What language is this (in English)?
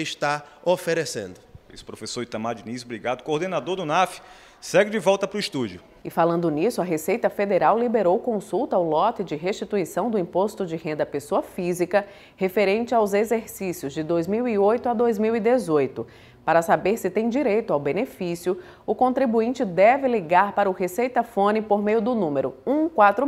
Portuguese